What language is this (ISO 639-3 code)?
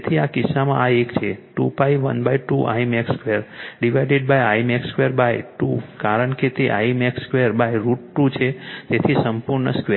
guj